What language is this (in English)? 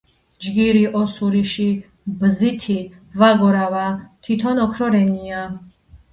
Georgian